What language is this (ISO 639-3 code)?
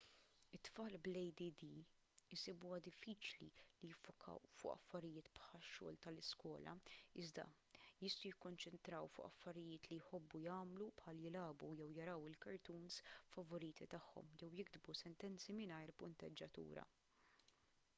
mlt